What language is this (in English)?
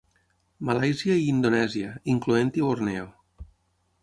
Catalan